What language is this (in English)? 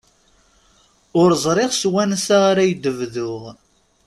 Kabyle